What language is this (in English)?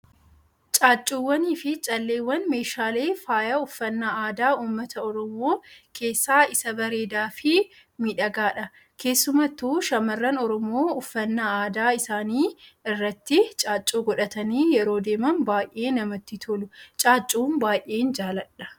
Oromo